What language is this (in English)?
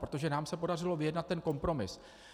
Czech